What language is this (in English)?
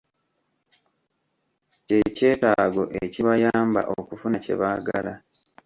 Ganda